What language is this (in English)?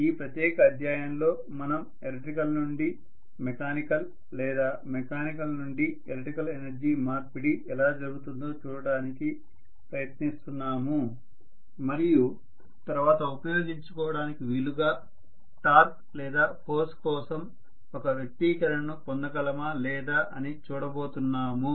Telugu